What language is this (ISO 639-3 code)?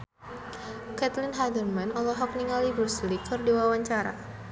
sun